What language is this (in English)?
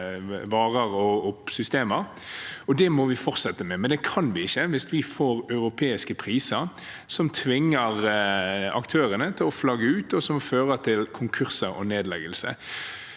Norwegian